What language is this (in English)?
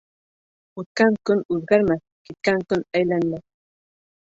Bashkir